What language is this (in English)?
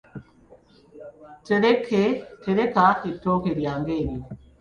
Ganda